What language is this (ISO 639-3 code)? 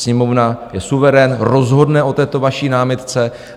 ces